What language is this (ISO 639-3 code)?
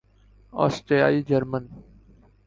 urd